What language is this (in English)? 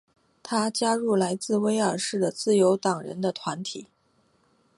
Chinese